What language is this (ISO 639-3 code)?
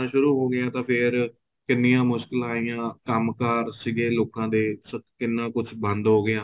pan